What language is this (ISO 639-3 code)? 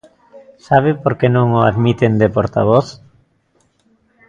glg